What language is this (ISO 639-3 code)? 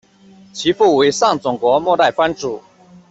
zho